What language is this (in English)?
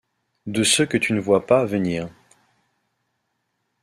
French